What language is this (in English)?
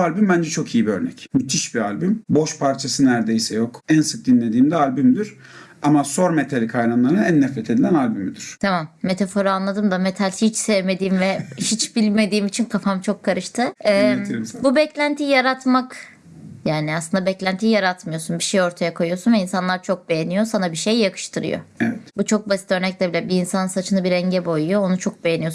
Turkish